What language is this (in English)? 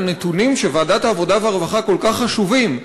Hebrew